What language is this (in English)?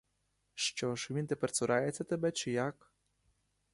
Ukrainian